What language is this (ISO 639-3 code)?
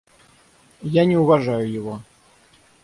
rus